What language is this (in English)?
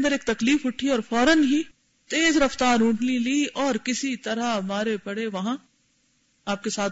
Urdu